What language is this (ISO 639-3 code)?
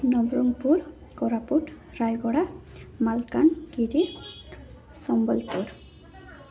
ori